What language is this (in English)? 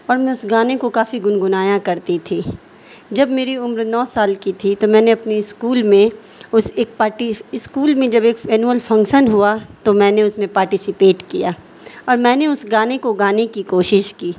Urdu